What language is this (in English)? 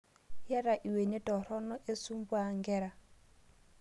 Masai